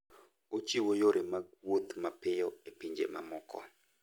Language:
Luo (Kenya and Tanzania)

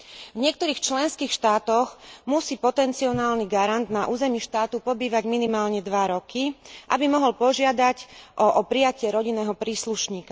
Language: Slovak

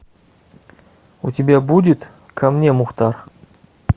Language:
Russian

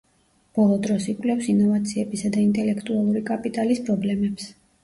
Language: Georgian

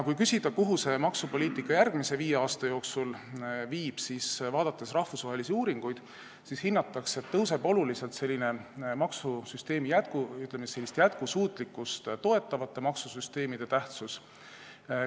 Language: Estonian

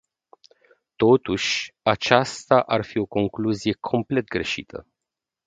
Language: Romanian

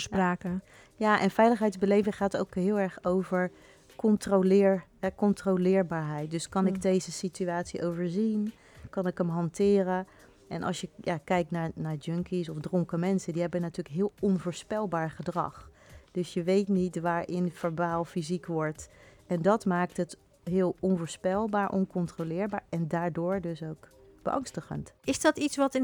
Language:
Dutch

